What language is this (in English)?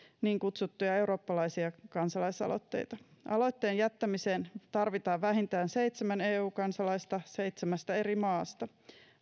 Finnish